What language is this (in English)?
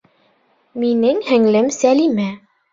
Bashkir